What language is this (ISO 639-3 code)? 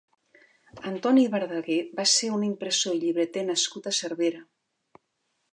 cat